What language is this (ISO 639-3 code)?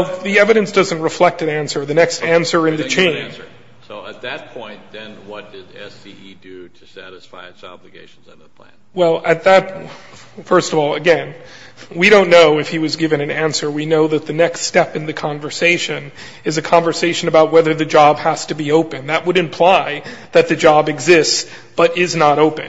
eng